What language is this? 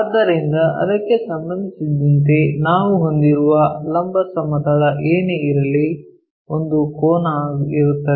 Kannada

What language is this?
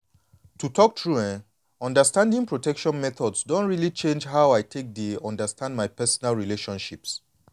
Nigerian Pidgin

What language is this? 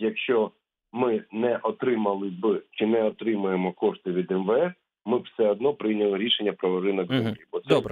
Ukrainian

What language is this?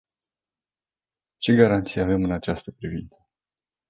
Romanian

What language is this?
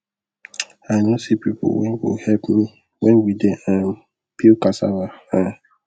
Nigerian Pidgin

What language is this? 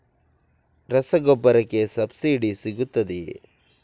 Kannada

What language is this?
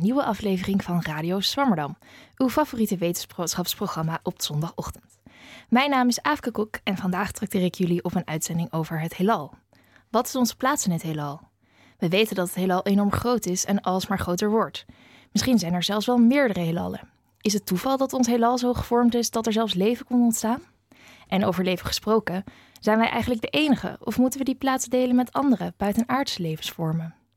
Dutch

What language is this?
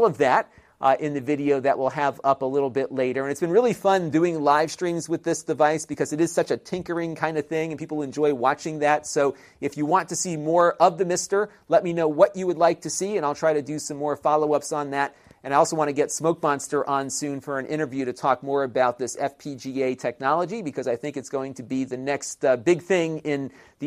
English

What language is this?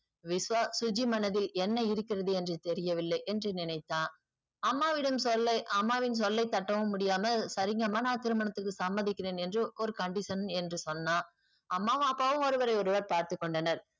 Tamil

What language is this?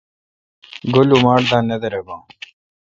Kalkoti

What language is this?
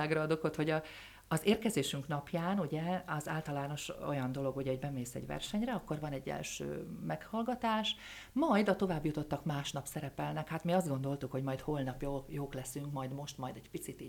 Hungarian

